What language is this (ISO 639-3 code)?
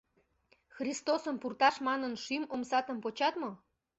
chm